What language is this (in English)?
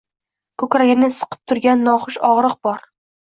Uzbek